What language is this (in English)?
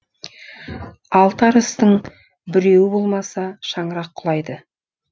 Kazakh